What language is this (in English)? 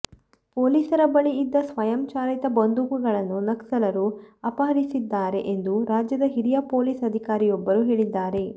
Kannada